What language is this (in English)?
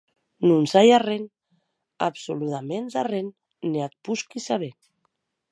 Occitan